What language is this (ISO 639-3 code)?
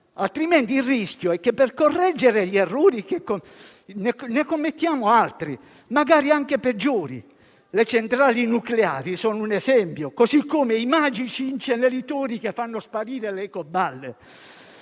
ita